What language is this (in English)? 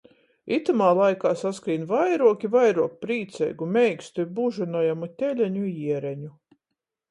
Latgalian